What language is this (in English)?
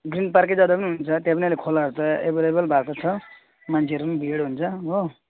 Nepali